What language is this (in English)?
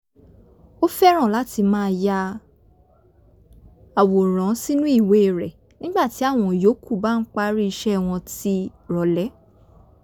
Yoruba